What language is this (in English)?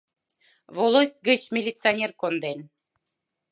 Mari